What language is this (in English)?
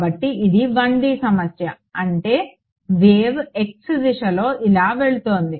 Telugu